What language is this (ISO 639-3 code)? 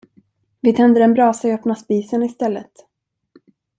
swe